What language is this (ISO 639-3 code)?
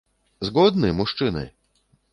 bel